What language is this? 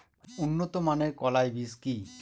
Bangla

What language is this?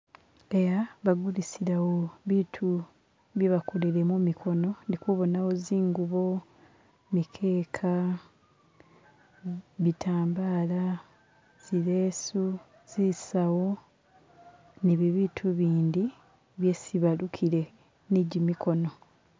Masaaba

